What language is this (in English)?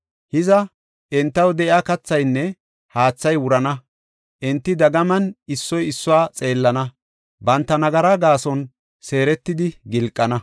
Gofa